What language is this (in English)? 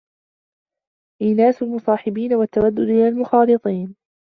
Arabic